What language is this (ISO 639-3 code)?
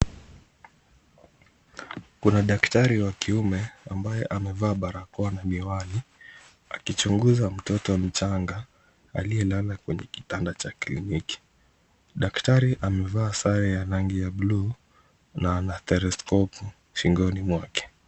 swa